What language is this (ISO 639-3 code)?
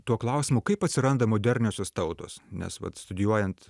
lit